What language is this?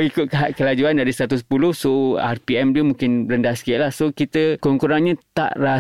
Malay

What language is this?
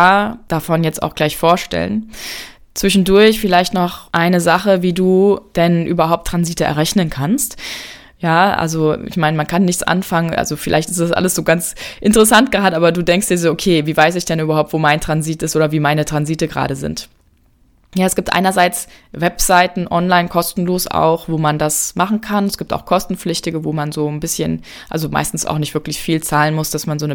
German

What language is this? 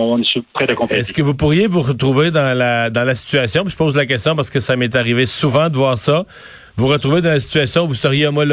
French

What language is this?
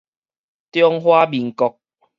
Min Nan Chinese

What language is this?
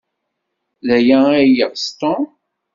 Kabyle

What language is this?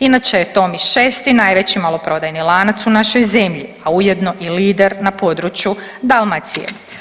Croatian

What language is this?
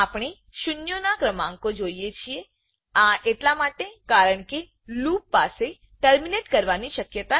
Gujarati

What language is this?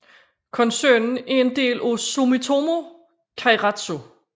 Danish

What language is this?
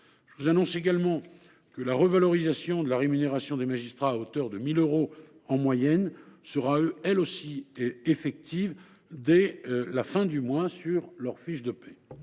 French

